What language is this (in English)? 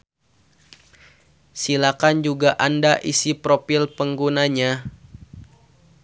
Sundanese